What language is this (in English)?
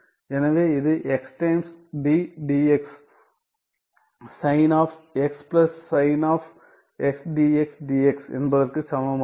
Tamil